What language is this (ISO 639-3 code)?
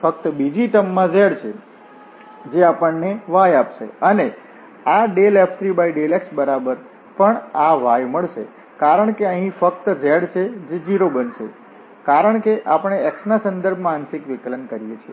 guj